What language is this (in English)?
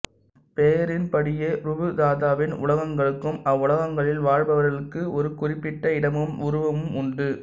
Tamil